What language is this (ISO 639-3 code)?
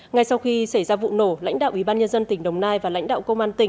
vie